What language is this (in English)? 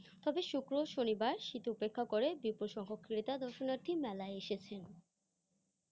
Bangla